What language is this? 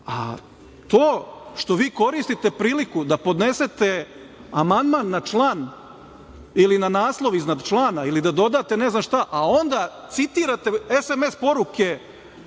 Serbian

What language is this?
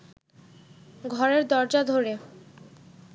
Bangla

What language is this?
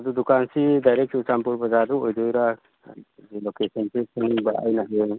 Manipuri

